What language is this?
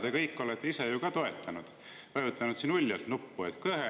Estonian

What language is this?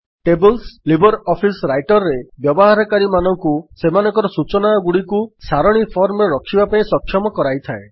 Odia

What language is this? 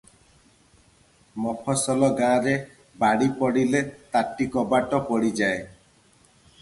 Odia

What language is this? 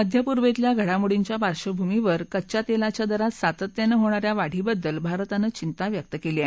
Marathi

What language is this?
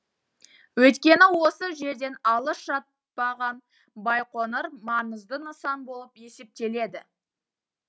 Kazakh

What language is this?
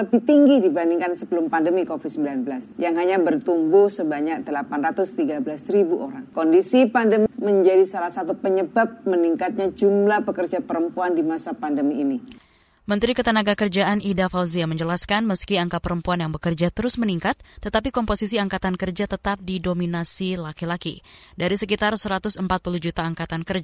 Indonesian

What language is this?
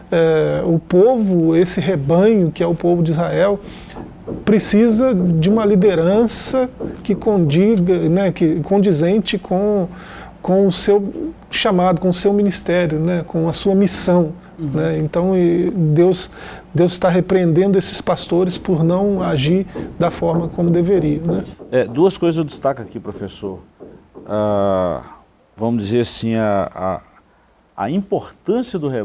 Portuguese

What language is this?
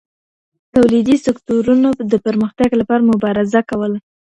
Pashto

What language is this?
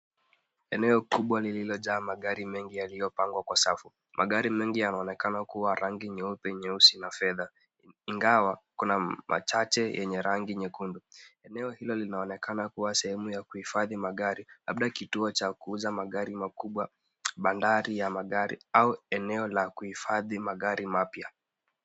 Swahili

